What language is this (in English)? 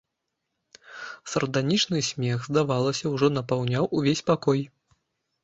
Belarusian